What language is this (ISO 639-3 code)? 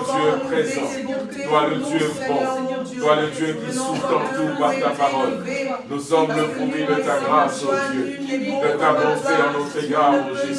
fra